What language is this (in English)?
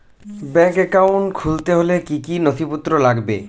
Bangla